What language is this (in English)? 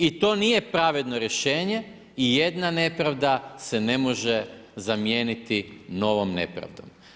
Croatian